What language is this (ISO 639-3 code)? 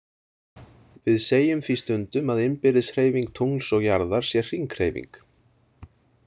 isl